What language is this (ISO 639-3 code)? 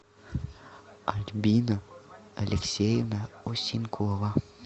rus